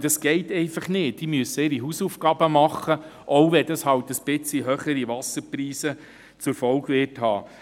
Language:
Swiss German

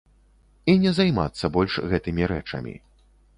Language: Belarusian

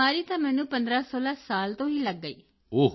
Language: Punjabi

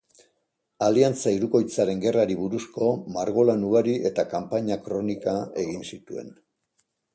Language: Basque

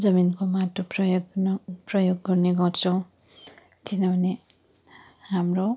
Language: Nepali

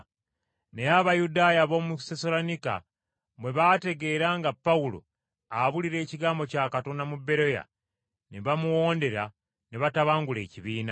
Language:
Ganda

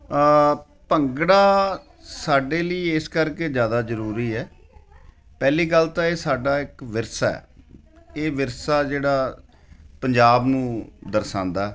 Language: Punjabi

